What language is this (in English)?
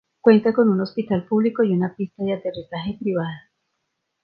Spanish